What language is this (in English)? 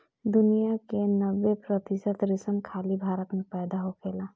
Bhojpuri